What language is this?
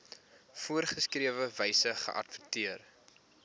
Afrikaans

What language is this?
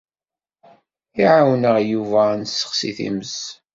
Kabyle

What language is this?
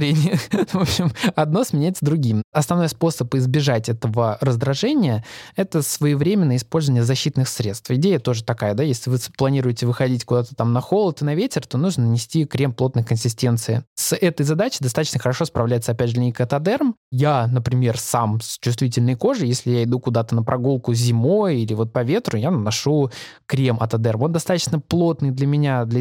Russian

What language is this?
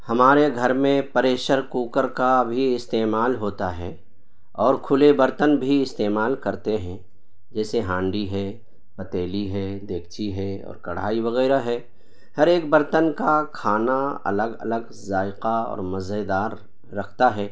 Urdu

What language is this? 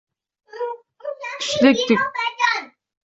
Uzbek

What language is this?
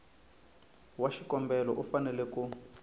Tsonga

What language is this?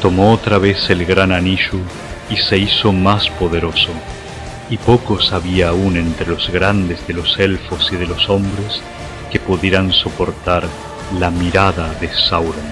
Spanish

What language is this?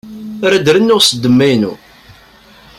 Kabyle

